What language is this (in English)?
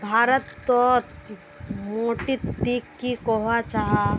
Magahi